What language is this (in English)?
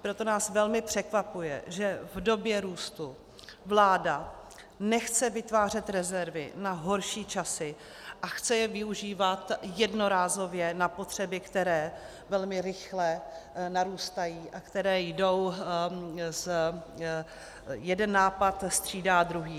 Czech